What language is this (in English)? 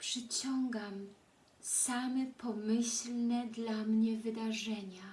Polish